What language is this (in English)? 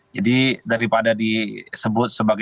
Indonesian